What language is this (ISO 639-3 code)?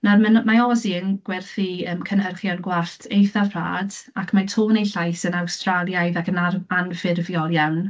cym